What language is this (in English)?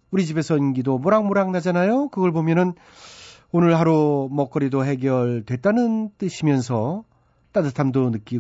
Korean